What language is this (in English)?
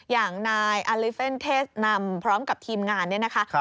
Thai